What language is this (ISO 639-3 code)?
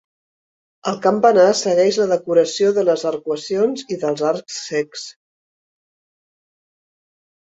cat